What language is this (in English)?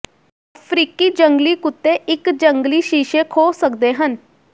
Punjabi